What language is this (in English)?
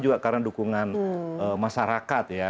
Indonesian